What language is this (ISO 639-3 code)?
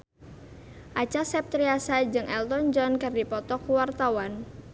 sun